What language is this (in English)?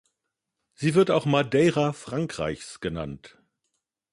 German